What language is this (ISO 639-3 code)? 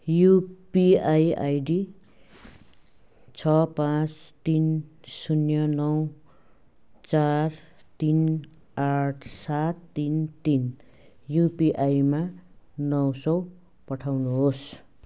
nep